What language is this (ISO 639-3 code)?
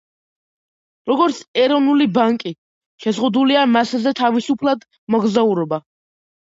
kat